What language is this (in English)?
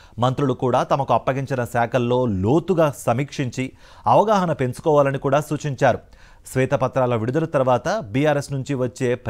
Telugu